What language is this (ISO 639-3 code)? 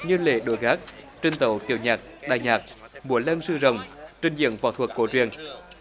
vie